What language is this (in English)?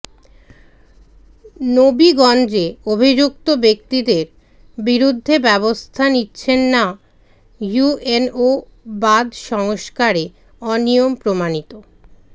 Bangla